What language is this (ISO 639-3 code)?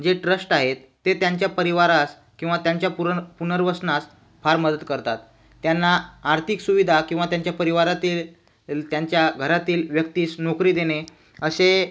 mar